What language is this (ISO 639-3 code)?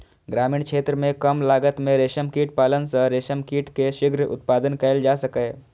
mai